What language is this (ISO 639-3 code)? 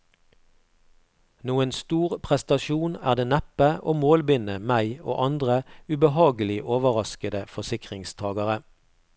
nor